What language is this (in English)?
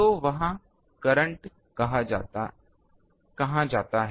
Hindi